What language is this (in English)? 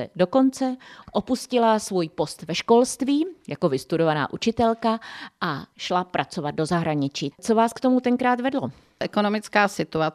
Czech